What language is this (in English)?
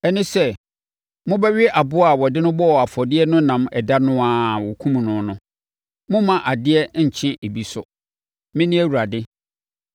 Akan